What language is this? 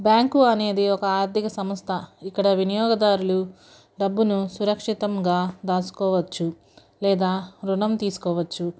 Telugu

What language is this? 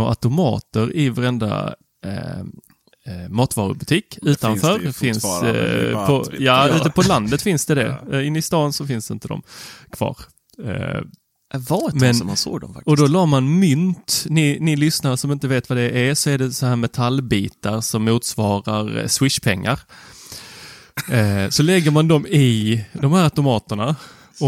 Swedish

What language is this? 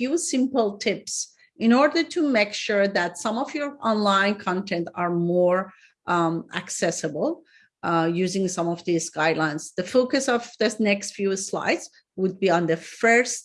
English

